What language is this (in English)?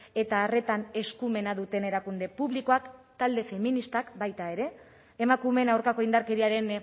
Basque